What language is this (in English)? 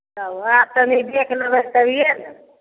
Maithili